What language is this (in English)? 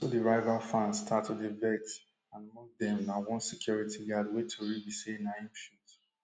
Nigerian Pidgin